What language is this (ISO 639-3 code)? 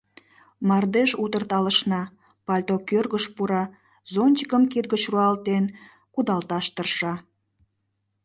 chm